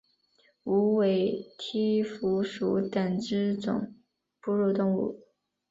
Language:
Chinese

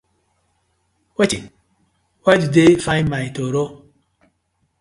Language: Nigerian Pidgin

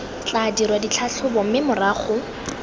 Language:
Tswana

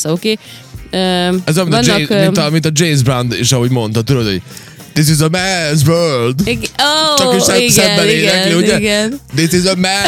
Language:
Hungarian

